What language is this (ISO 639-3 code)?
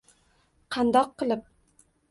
uzb